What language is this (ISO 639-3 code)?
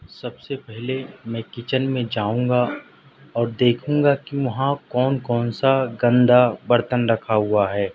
urd